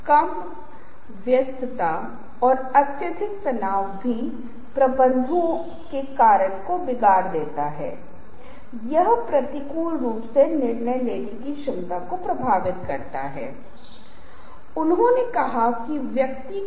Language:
Hindi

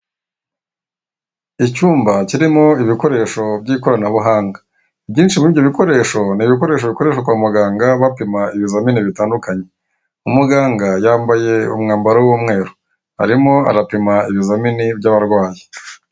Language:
Kinyarwanda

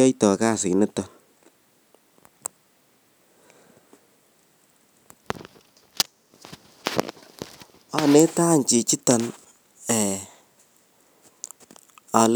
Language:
Kalenjin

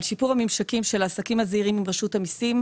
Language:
Hebrew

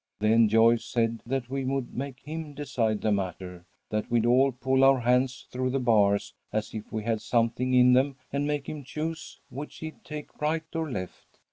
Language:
English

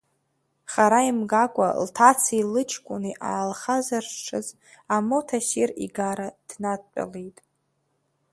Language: Abkhazian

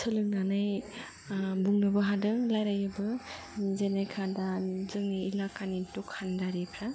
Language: Bodo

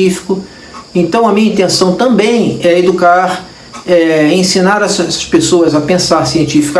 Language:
Portuguese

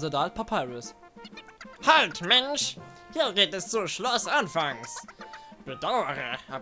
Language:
German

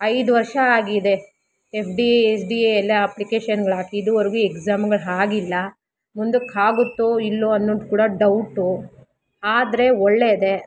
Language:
Kannada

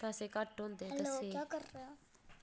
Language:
Dogri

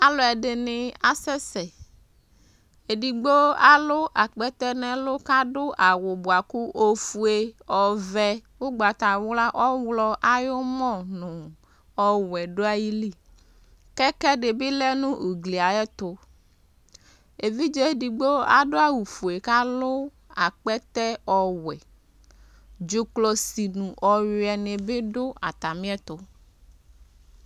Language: Ikposo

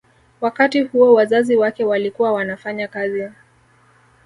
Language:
Swahili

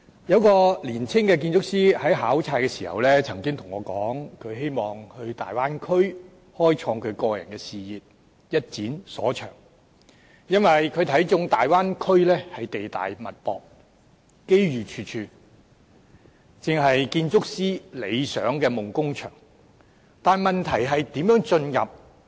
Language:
Cantonese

